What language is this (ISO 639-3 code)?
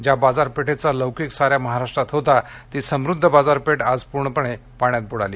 mar